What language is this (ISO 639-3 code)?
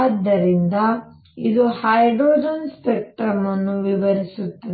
kan